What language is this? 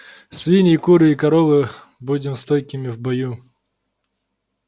Russian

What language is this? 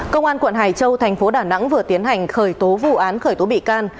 Vietnamese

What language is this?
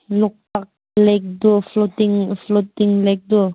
Manipuri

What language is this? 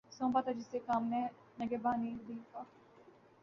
Urdu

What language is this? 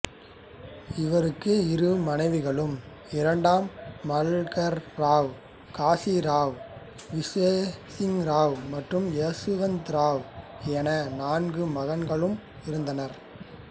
Tamil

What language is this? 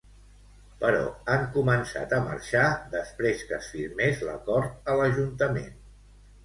Catalan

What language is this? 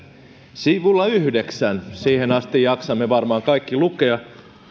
Finnish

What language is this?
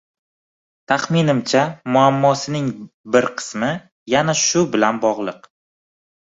Uzbek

